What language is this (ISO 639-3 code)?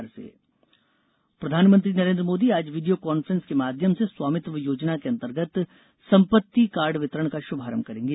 hin